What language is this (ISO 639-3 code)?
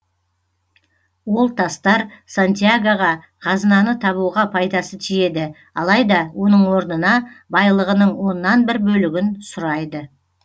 kaz